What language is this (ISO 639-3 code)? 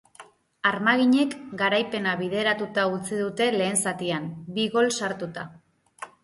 eus